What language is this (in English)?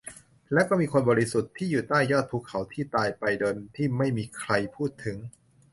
Thai